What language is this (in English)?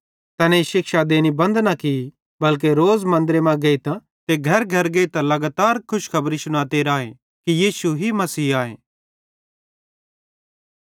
Bhadrawahi